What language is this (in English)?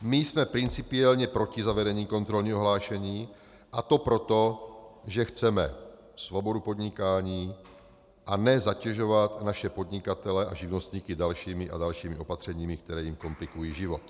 Czech